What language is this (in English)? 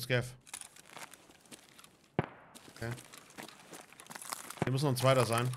German